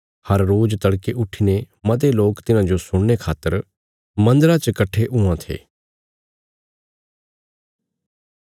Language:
Bilaspuri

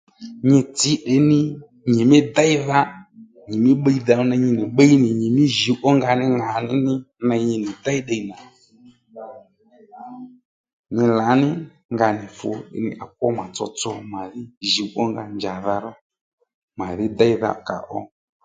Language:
Lendu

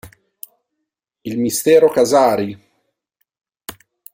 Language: Italian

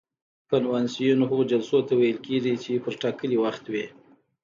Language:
Pashto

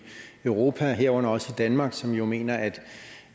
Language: Danish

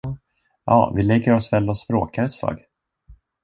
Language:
Swedish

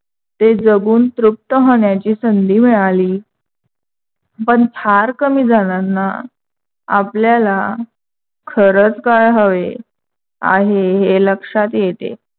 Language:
Marathi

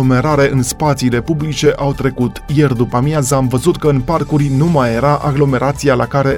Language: Romanian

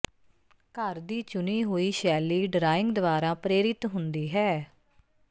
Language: Punjabi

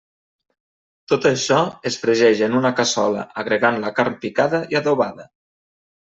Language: Catalan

